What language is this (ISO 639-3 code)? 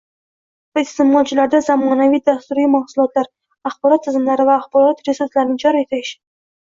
uzb